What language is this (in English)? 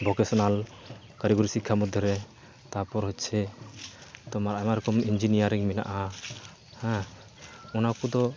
Santali